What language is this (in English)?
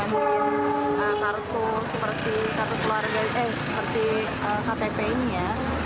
Indonesian